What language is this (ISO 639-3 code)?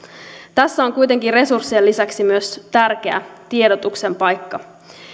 fin